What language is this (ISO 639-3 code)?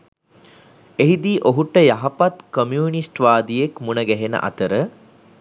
sin